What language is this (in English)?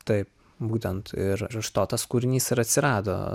Lithuanian